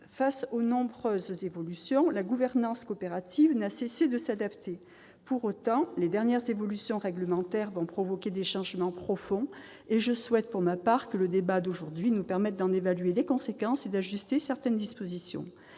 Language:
French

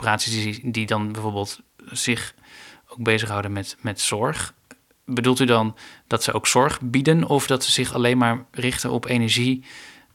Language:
Dutch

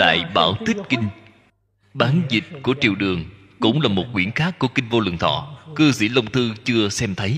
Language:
Vietnamese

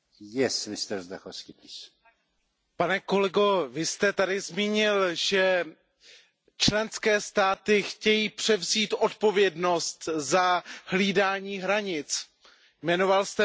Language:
Czech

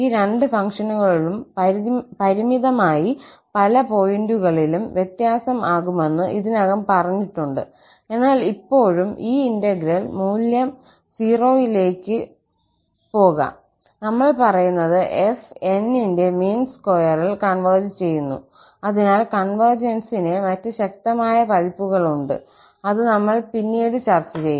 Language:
Malayalam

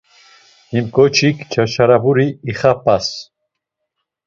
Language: Laz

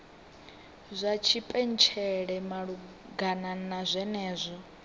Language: Venda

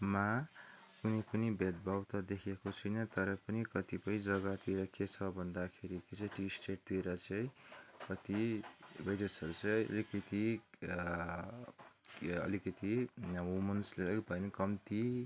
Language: Nepali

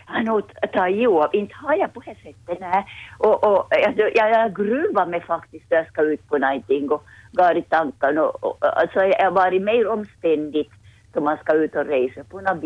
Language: Swedish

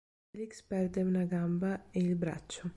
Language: Italian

